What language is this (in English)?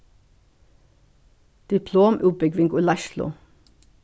Faroese